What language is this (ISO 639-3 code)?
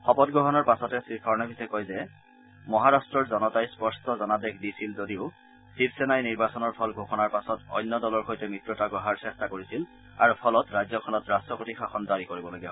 asm